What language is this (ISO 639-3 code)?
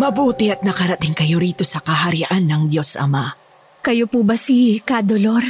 fil